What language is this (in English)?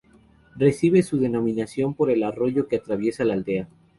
Spanish